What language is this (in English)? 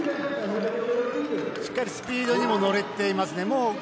Japanese